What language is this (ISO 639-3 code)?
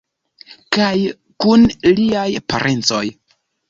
epo